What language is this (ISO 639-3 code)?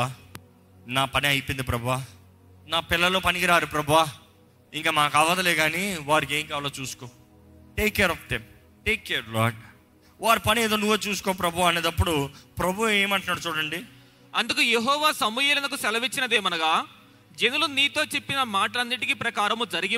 tel